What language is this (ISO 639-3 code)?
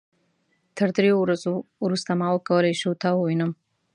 pus